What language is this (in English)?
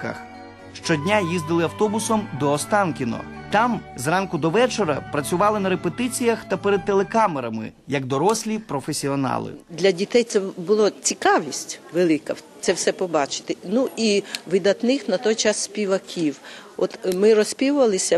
Ukrainian